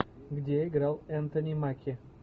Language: Russian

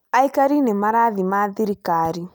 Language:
Kikuyu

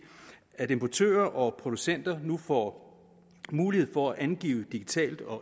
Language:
Danish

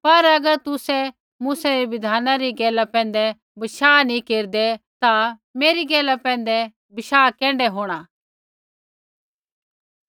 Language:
Kullu Pahari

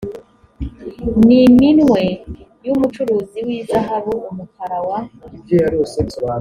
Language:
Kinyarwanda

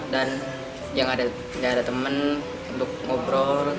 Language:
Indonesian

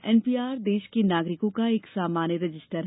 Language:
Hindi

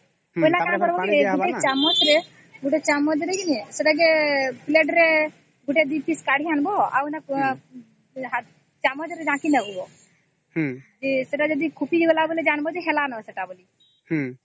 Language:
Odia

